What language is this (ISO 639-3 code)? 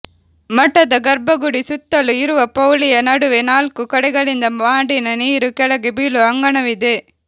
kan